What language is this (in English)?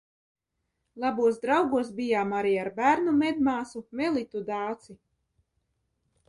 Latvian